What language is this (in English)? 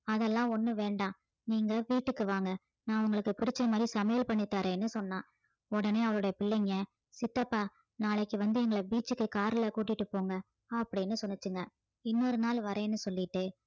Tamil